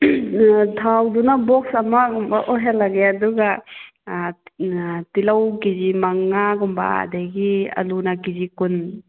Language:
Manipuri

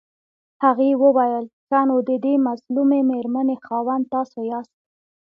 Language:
Pashto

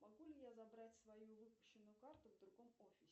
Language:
Russian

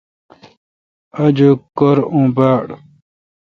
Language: Kalkoti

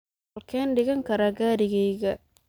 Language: Somali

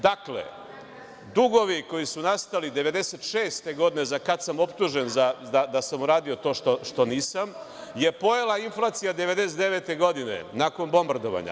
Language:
Serbian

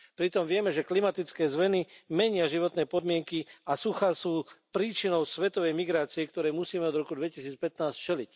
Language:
Slovak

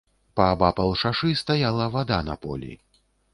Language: Belarusian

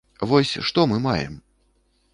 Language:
Belarusian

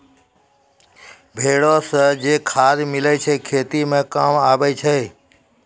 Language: Maithili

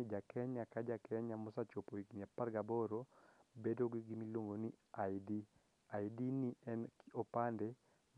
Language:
Luo (Kenya and Tanzania)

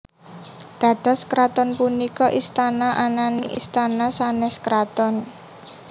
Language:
Javanese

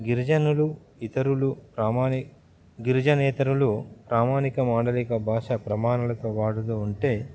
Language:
Telugu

